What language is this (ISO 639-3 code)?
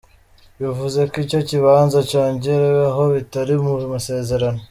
kin